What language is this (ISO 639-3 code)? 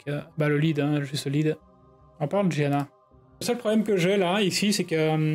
fra